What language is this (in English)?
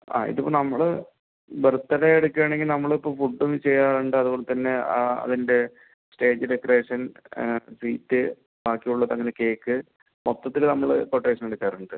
Malayalam